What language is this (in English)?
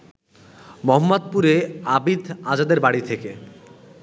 Bangla